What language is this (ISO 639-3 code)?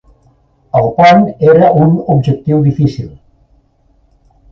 cat